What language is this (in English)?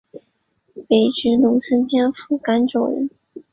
Chinese